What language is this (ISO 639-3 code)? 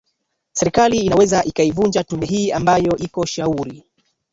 swa